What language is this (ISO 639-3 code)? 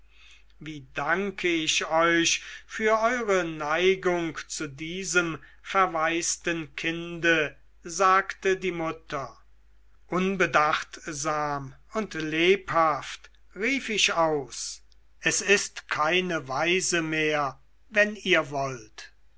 deu